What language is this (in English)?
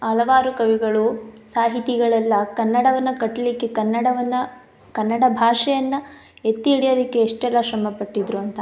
Kannada